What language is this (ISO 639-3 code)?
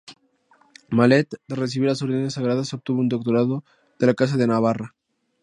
spa